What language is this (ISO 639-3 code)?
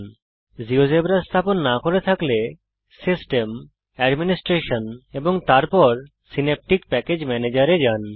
ben